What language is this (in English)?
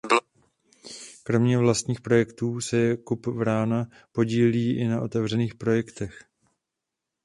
Czech